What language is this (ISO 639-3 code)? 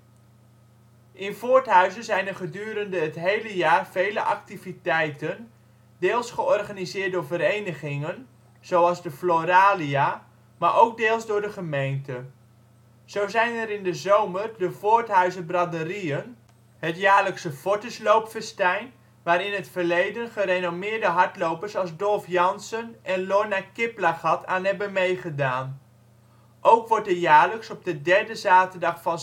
nld